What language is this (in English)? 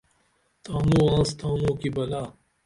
Dameli